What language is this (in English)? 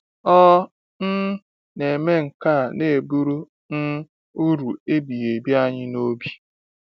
Igbo